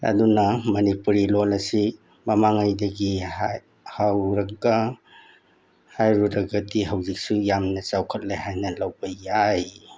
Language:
Manipuri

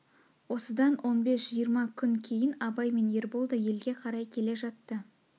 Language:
Kazakh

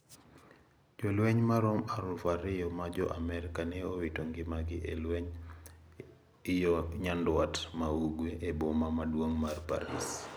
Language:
Luo (Kenya and Tanzania)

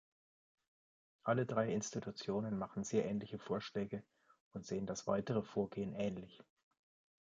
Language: German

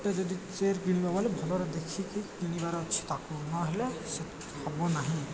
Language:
Odia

